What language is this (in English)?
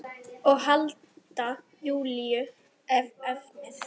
Icelandic